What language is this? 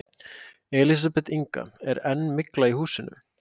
Icelandic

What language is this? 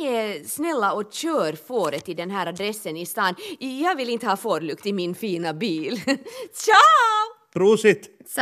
Swedish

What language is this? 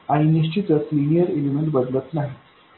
Marathi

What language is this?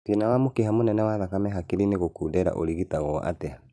Kikuyu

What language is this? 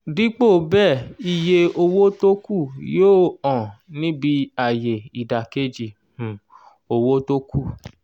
Yoruba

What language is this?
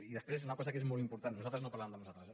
Catalan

